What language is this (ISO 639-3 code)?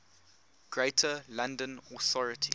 eng